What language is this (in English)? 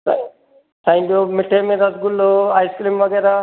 Sindhi